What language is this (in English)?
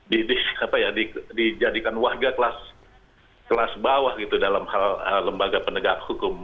Indonesian